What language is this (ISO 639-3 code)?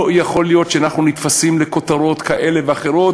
heb